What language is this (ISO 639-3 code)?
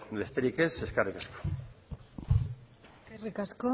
eus